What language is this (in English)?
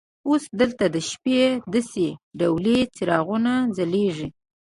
Pashto